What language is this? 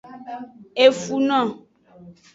Aja (Benin)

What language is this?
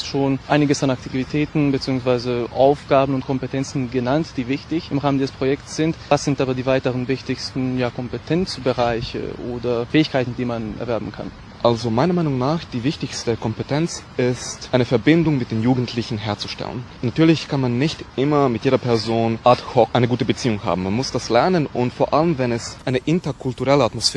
German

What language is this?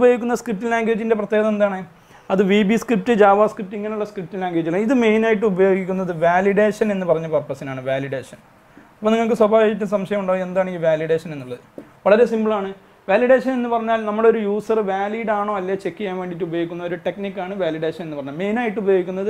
Malayalam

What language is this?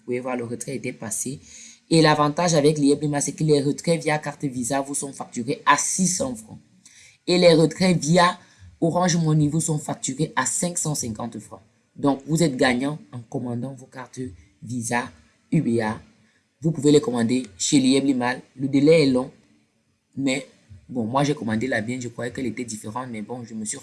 French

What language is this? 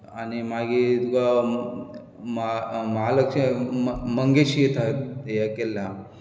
Konkani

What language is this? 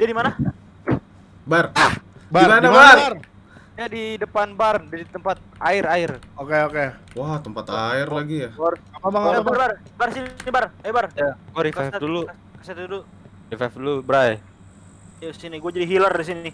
Indonesian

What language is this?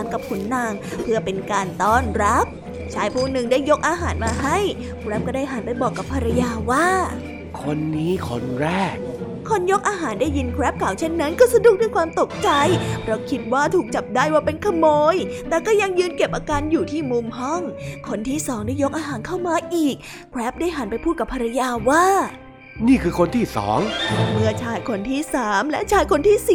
Thai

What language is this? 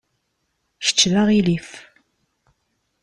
Kabyle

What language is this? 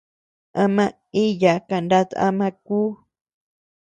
Tepeuxila Cuicatec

